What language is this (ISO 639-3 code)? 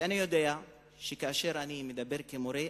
heb